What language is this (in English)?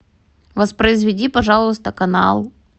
Russian